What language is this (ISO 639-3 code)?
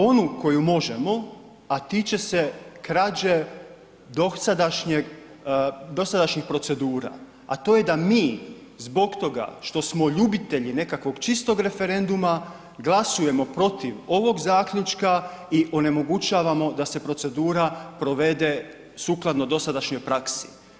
hrv